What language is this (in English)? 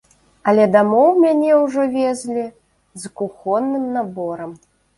Belarusian